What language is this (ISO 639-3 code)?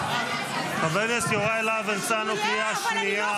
heb